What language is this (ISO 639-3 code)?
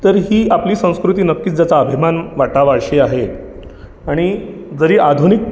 mar